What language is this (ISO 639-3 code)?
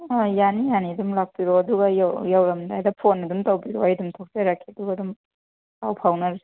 mni